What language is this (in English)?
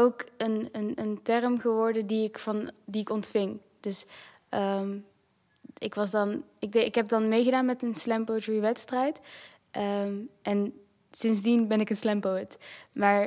Dutch